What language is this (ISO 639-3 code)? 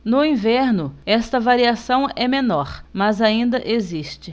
por